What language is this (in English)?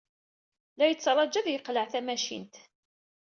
Kabyle